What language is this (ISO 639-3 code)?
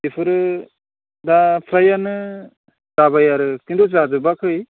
brx